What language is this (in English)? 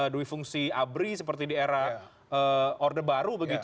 Indonesian